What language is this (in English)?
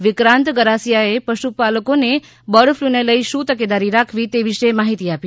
Gujarati